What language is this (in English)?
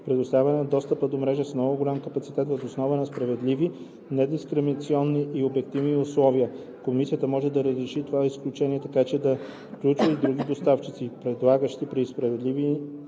Bulgarian